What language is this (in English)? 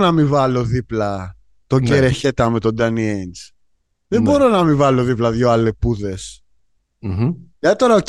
Greek